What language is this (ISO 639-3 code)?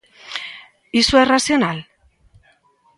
glg